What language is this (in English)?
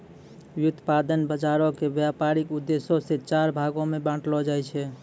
Maithili